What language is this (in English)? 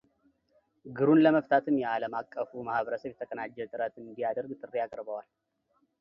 Amharic